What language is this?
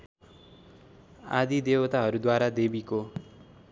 Nepali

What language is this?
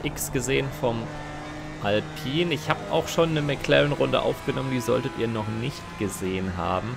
German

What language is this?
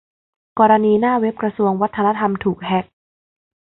Thai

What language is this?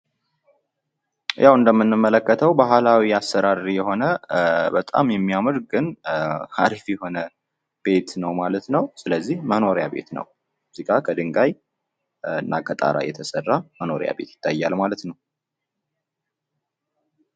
Amharic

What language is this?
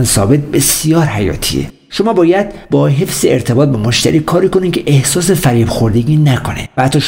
Persian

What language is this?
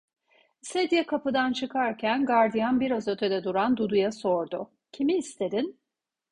Turkish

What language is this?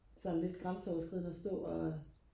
Danish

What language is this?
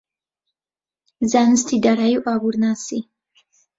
Central Kurdish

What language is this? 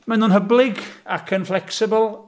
Welsh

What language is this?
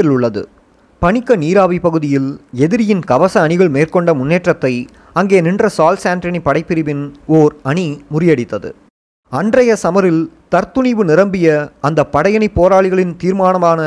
Tamil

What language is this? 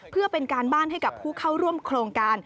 Thai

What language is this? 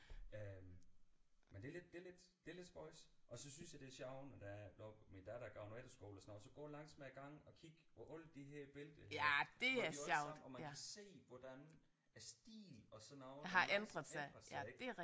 Danish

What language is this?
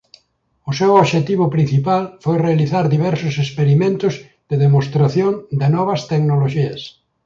Galician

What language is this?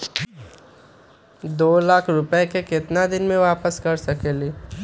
Magahi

